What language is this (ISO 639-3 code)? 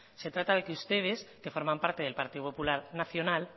spa